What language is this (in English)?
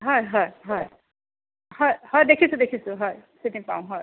Assamese